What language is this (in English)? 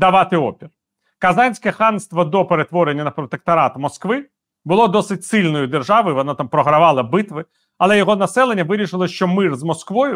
Ukrainian